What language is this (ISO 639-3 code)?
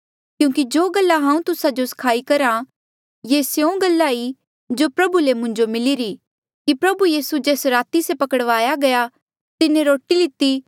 mjl